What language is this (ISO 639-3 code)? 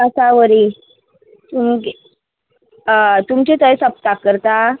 kok